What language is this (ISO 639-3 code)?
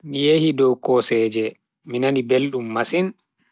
fui